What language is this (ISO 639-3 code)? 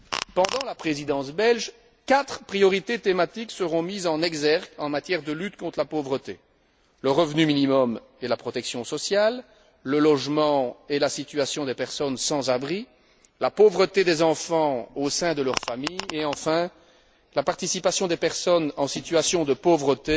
fra